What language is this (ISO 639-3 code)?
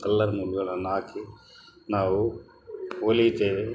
kan